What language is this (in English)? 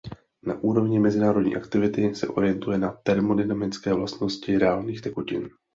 Czech